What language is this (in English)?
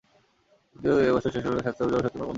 Bangla